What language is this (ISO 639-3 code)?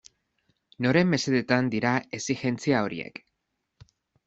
eus